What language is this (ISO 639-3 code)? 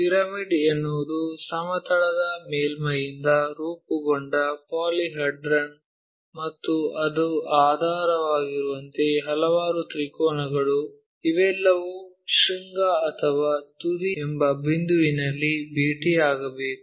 kan